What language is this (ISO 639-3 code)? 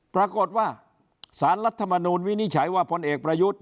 tha